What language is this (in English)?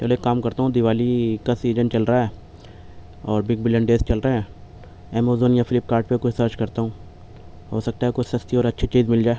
Urdu